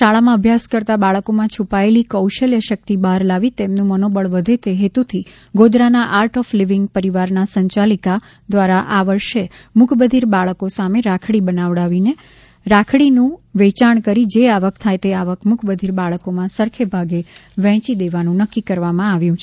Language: Gujarati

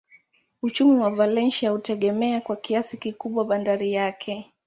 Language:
Swahili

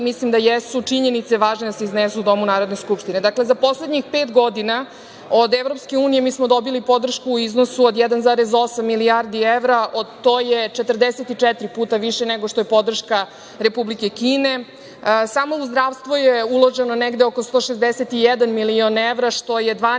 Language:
Serbian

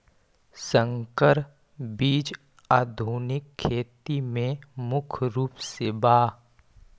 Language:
Magahi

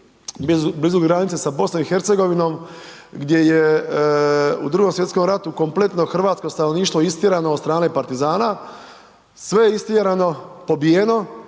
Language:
Croatian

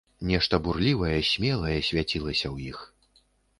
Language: Belarusian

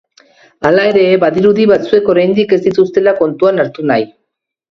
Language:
Basque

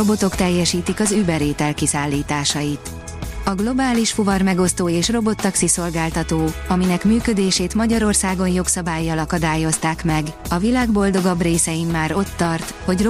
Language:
Hungarian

